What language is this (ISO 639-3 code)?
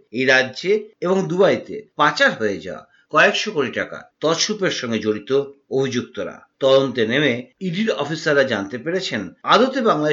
ben